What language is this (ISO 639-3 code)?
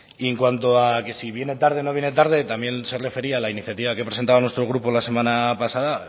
spa